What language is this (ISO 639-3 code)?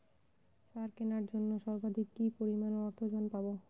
ben